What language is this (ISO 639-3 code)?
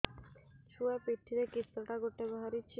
ori